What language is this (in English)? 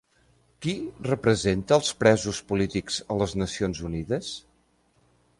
Catalan